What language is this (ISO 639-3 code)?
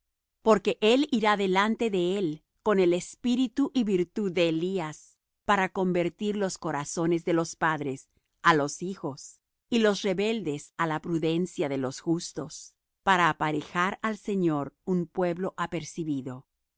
spa